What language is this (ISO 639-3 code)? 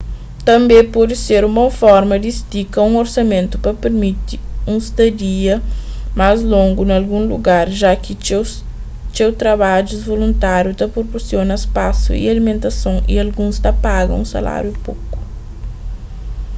kea